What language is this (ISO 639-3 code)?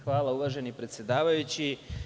srp